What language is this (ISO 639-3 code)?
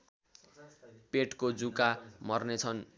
nep